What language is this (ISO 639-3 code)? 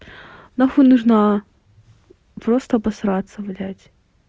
rus